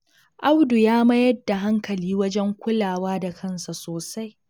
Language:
Hausa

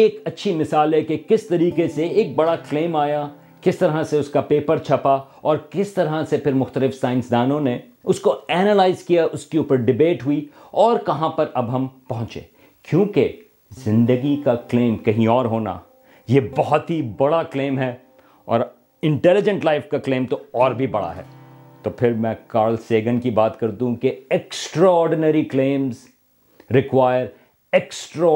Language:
Urdu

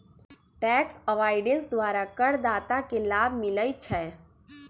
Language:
Magahi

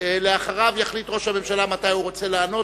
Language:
Hebrew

